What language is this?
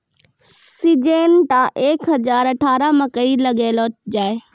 Maithili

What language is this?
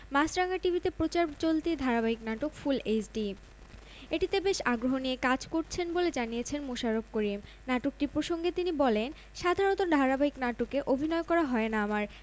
Bangla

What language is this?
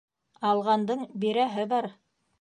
Bashkir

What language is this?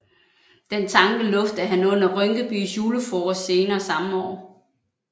Danish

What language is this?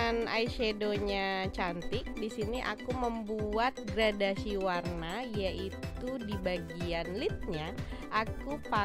Indonesian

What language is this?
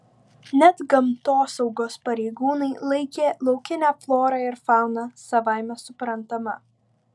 Lithuanian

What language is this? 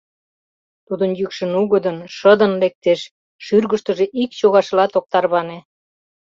Mari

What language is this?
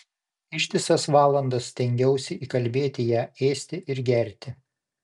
Lithuanian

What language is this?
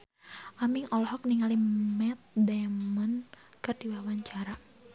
Sundanese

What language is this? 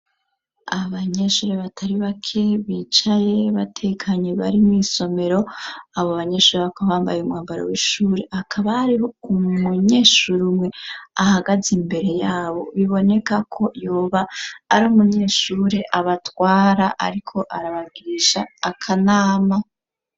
Rundi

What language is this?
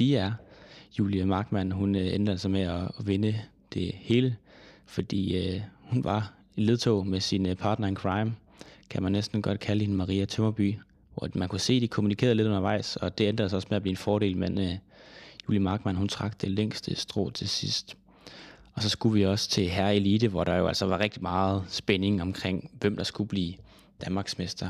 Danish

